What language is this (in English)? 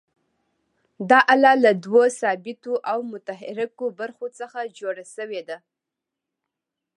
Pashto